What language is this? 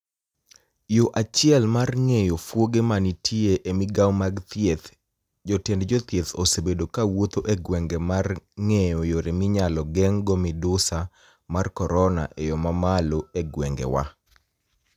Luo (Kenya and Tanzania)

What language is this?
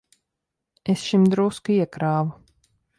Latvian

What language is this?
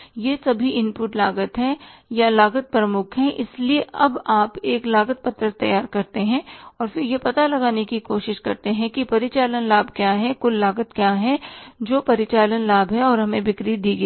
Hindi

